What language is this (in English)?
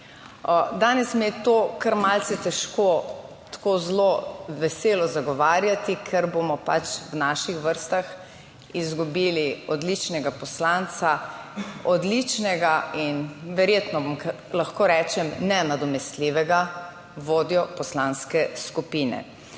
Slovenian